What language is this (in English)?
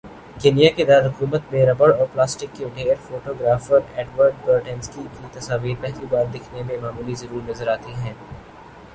Urdu